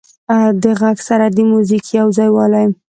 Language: Pashto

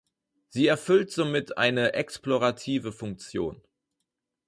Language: German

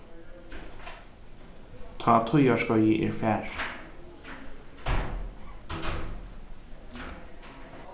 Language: Faroese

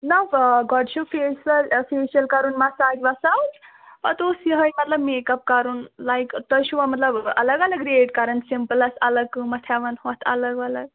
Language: Kashmiri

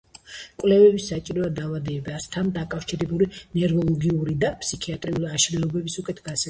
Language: Georgian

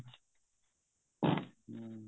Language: Punjabi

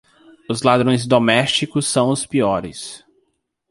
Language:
Portuguese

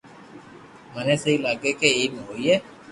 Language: Loarki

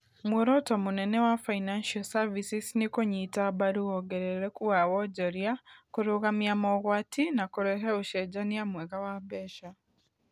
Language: Kikuyu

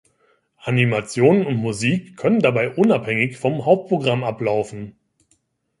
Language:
German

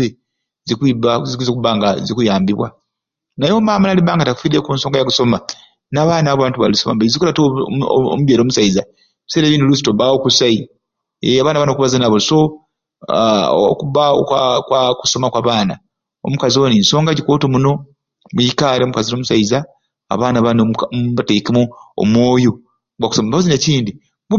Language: Ruuli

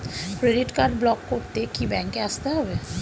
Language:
Bangla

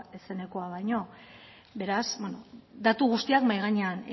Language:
Basque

